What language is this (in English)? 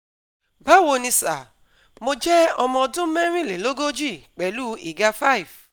Yoruba